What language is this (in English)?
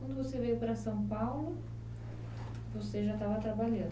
Portuguese